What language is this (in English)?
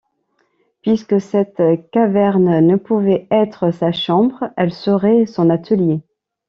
French